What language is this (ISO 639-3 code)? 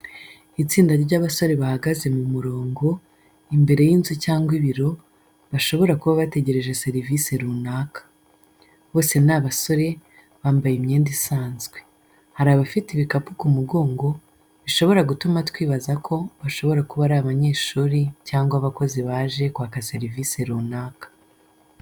kin